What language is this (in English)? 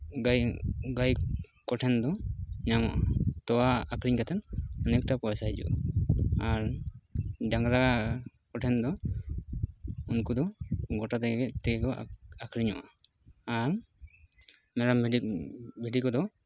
Santali